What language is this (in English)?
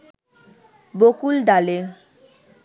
Bangla